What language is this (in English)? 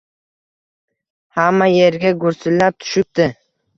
Uzbek